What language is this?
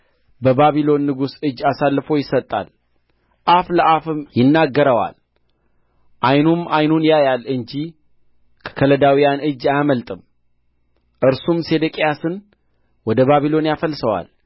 Amharic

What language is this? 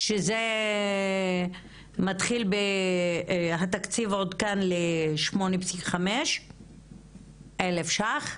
Hebrew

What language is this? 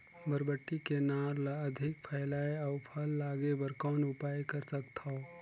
Chhattisgarhi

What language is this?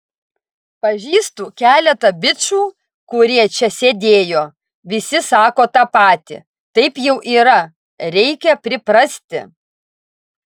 Lithuanian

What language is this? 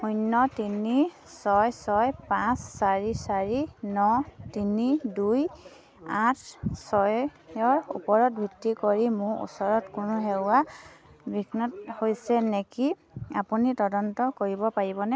Assamese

